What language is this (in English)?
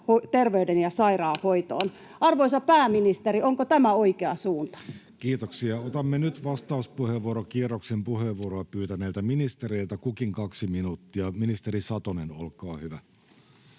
Finnish